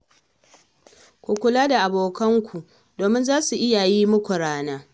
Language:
Hausa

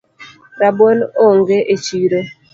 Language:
Luo (Kenya and Tanzania)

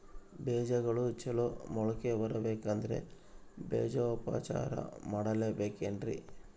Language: Kannada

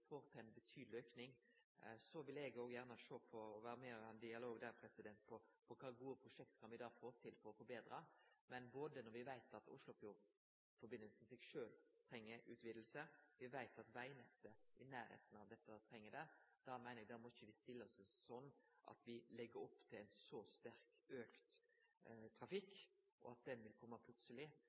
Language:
Norwegian Nynorsk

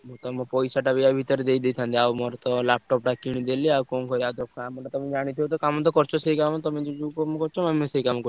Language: Odia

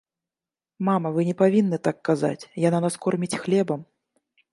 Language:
Belarusian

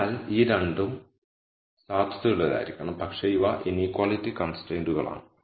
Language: Malayalam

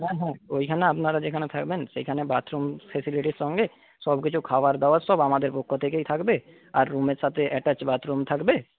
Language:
Bangla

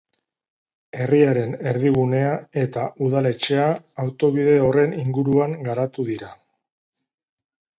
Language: Basque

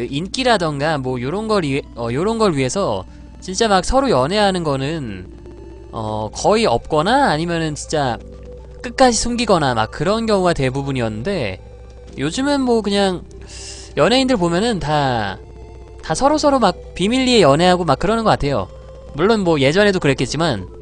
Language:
Korean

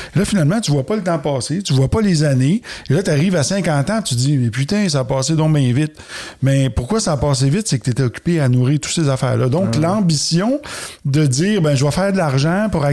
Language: French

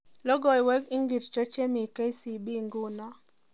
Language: Kalenjin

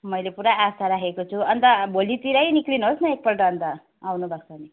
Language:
Nepali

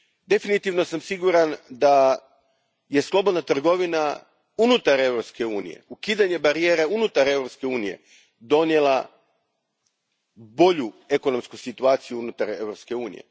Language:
Croatian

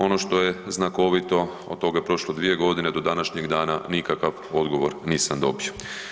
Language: Croatian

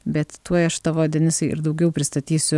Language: Lithuanian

